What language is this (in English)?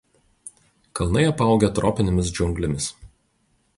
Lithuanian